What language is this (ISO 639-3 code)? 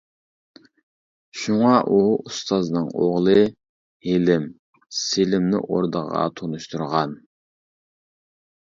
uig